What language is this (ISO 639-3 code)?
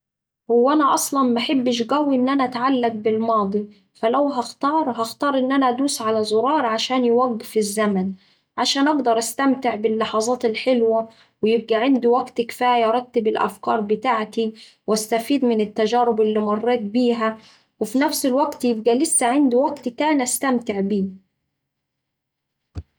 aec